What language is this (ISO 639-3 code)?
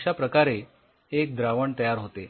mar